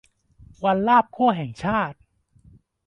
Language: Thai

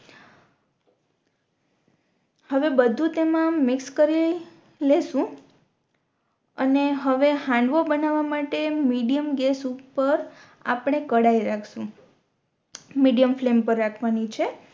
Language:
Gujarati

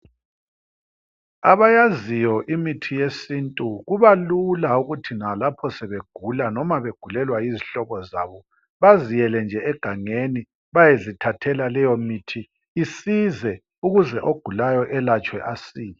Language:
North Ndebele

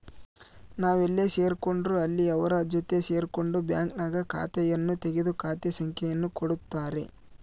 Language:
Kannada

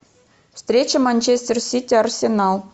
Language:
Russian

